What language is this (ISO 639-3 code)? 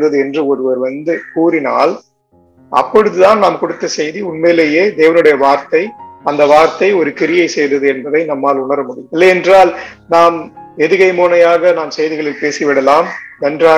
tam